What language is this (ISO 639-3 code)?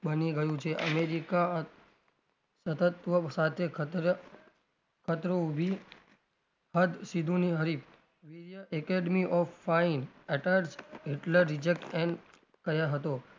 guj